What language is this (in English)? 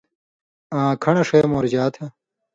Indus Kohistani